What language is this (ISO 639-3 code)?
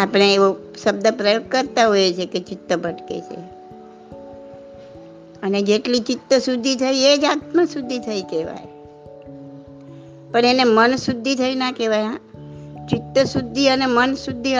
guj